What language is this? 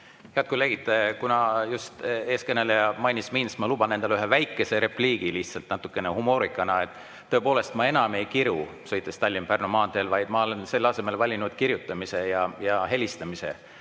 Estonian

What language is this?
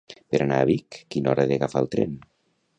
Catalan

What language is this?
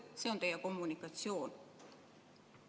Estonian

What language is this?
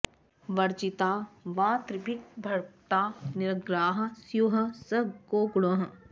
Sanskrit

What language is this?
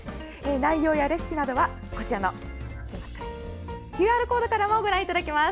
Japanese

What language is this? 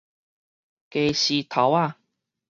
Min Nan Chinese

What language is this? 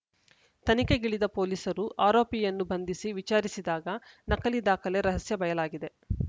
Kannada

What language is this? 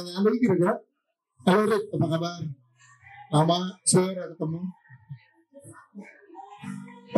Indonesian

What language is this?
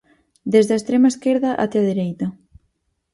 Galician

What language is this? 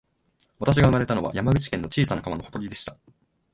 Japanese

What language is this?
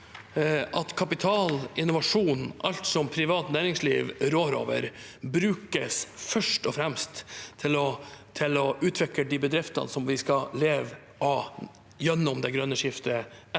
Norwegian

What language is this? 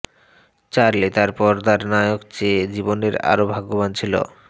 Bangla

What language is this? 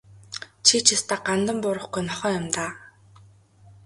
Mongolian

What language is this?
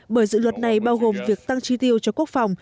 Vietnamese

